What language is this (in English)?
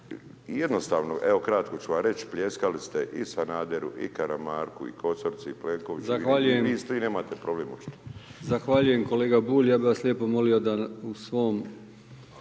Croatian